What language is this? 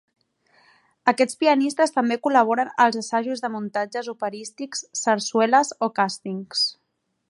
Catalan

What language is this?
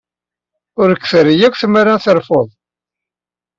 Kabyle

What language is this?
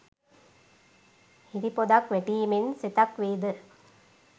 Sinhala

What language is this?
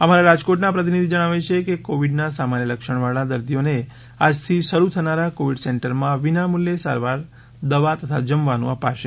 Gujarati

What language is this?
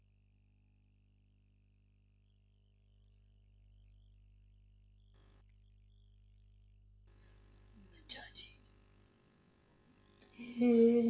Punjabi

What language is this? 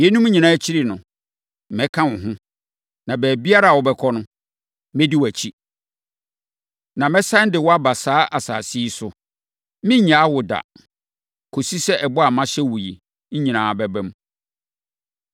Akan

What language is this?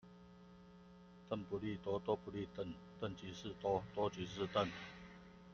Chinese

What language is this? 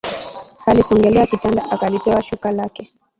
Swahili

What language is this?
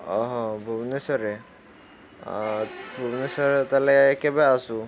Odia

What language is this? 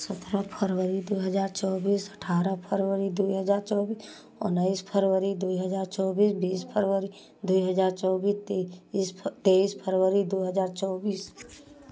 Hindi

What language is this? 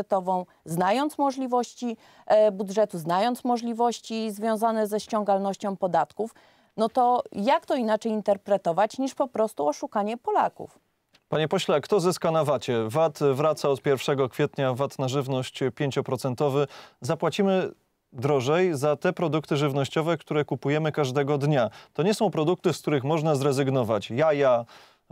Polish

